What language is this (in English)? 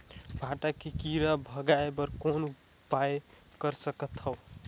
Chhattisgarhi